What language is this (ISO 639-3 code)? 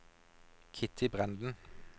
nor